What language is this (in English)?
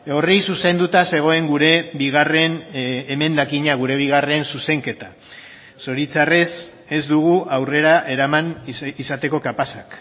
Basque